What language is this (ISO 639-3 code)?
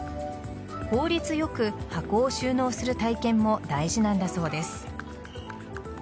jpn